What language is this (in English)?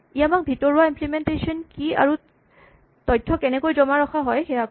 Assamese